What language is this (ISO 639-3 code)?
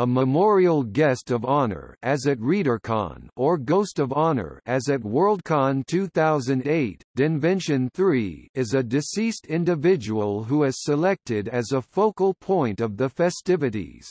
eng